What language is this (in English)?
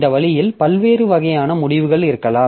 Tamil